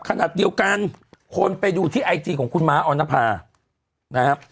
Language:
Thai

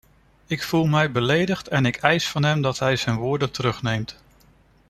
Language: Dutch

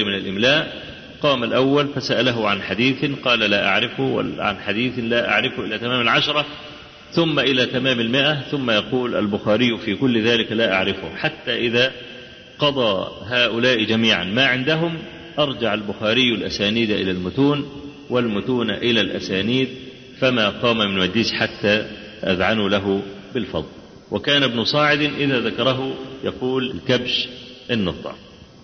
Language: Arabic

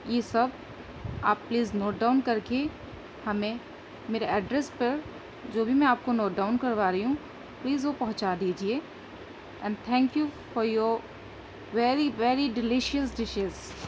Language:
Urdu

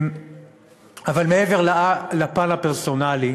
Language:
Hebrew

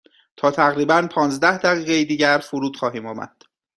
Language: Persian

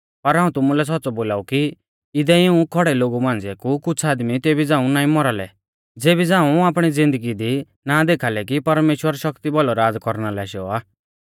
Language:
Mahasu Pahari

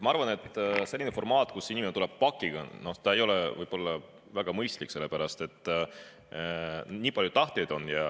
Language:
Estonian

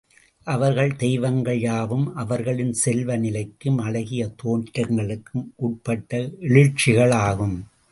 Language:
Tamil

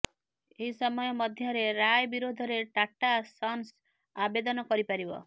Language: Odia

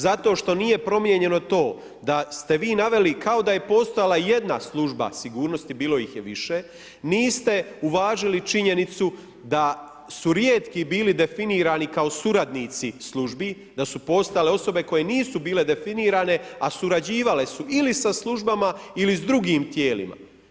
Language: Croatian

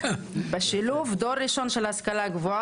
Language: Hebrew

